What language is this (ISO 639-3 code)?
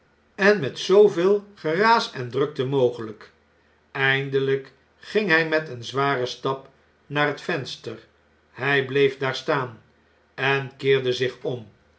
nld